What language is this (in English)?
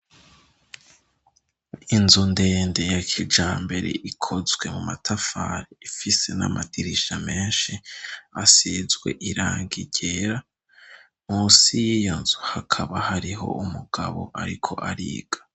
Rundi